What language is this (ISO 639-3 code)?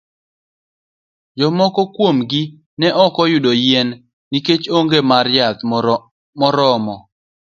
luo